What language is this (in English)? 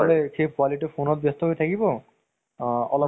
Assamese